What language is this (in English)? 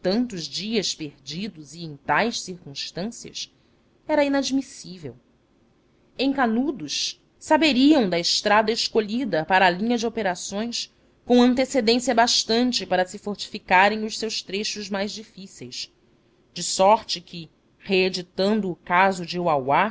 Portuguese